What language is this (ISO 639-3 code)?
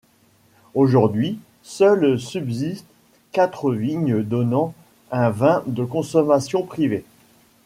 fra